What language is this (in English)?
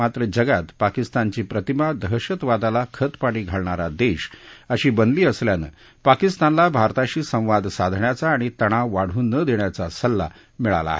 Marathi